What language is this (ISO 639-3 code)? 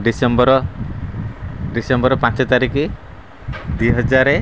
ori